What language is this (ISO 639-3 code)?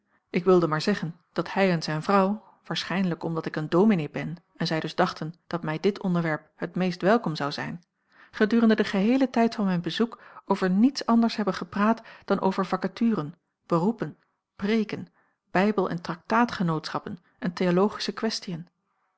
nld